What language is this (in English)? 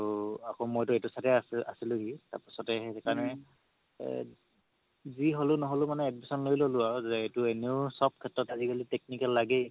Assamese